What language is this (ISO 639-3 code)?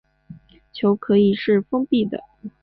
zho